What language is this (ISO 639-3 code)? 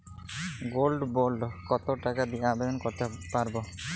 ben